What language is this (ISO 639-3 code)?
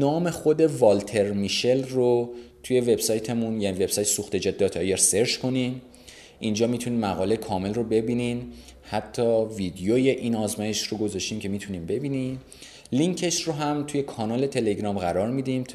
fas